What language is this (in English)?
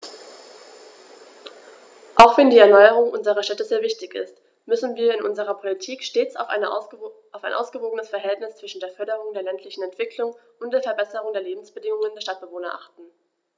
German